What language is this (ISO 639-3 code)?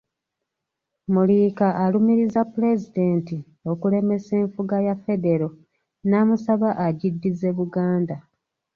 lug